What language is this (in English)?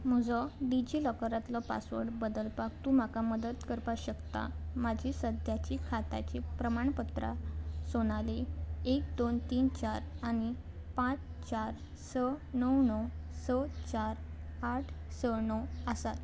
Konkani